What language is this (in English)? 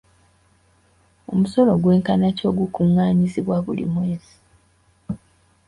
Ganda